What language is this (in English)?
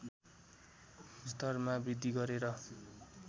Nepali